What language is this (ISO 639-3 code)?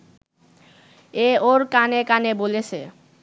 ben